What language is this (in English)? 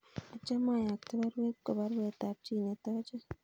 Kalenjin